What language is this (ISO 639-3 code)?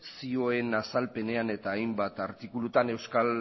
eus